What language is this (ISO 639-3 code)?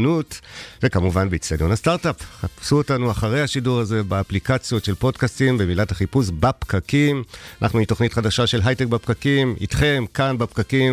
heb